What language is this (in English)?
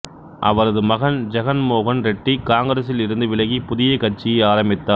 Tamil